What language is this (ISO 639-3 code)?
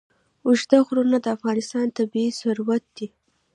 pus